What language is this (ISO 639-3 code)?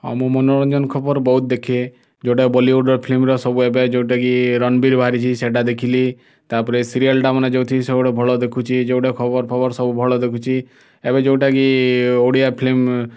ori